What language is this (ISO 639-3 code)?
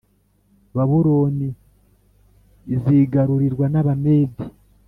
kin